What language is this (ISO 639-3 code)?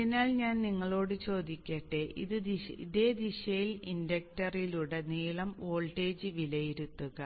mal